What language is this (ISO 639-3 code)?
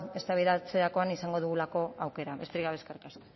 eus